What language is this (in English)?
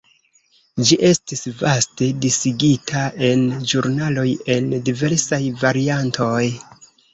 Esperanto